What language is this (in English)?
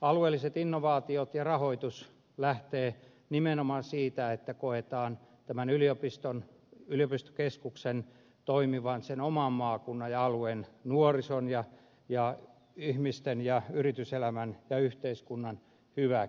Finnish